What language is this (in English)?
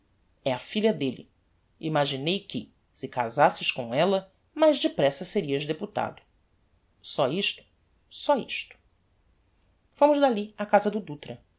Portuguese